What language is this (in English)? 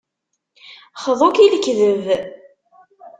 Kabyle